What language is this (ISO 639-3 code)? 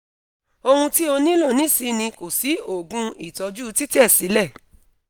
yor